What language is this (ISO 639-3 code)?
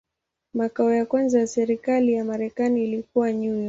swa